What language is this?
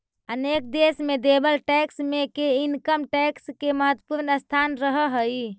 Magahi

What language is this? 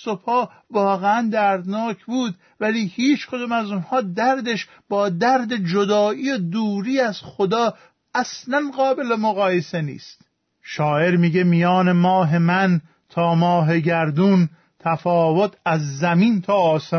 Persian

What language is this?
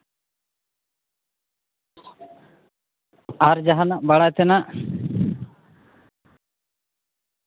Santali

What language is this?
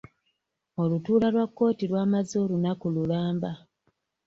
Ganda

